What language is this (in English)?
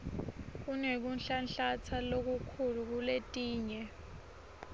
Swati